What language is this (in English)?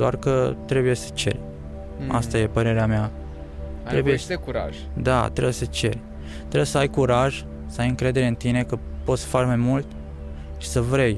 Romanian